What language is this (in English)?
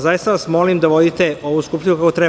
Serbian